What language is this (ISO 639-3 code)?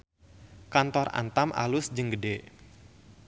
sun